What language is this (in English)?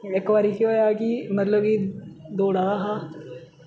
Dogri